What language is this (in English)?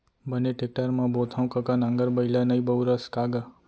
Chhattisgarhi